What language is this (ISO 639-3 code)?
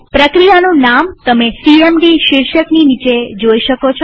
guj